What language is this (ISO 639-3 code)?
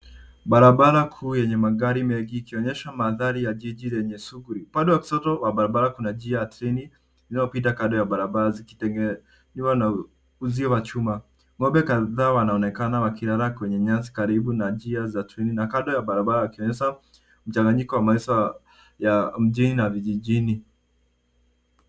swa